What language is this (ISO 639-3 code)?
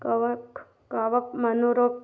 hin